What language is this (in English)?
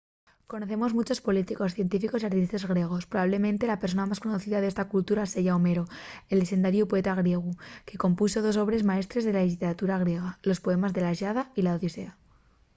Asturian